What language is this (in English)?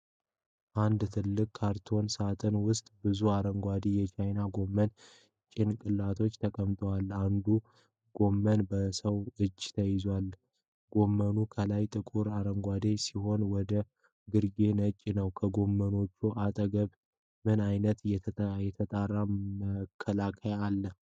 Amharic